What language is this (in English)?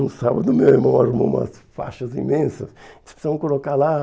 Portuguese